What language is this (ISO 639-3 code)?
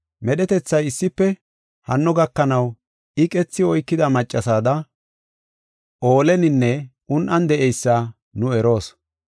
gof